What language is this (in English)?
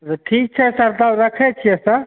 Maithili